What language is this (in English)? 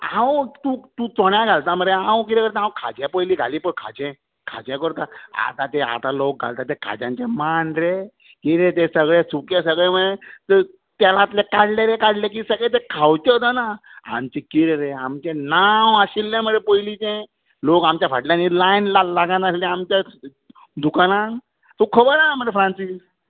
Konkani